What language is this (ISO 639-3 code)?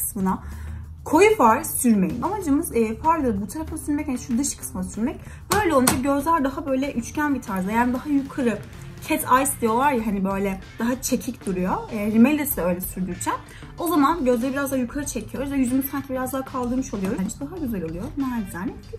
tur